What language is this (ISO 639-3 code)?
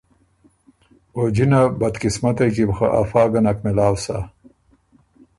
oru